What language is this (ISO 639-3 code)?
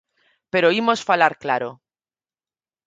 glg